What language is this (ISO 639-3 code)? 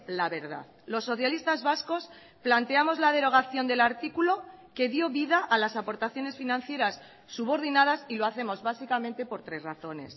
spa